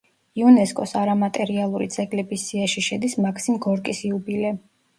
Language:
Georgian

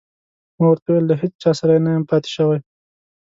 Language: Pashto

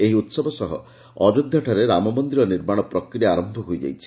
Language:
Odia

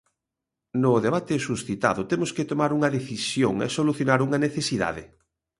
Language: Galician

